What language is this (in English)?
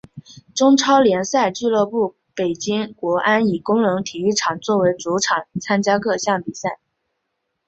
Chinese